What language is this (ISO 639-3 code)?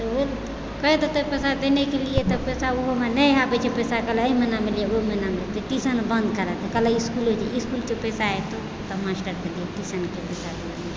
mai